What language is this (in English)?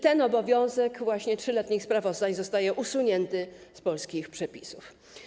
Polish